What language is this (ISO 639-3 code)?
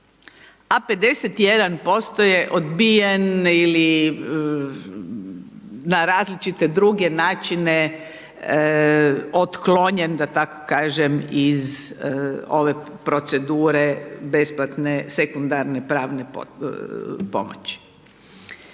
hrv